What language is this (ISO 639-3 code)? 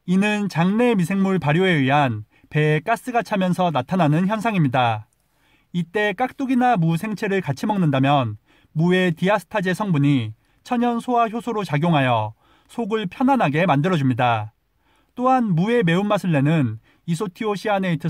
kor